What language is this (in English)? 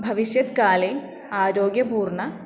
Sanskrit